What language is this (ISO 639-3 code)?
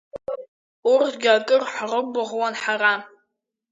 abk